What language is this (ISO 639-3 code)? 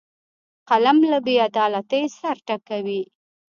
pus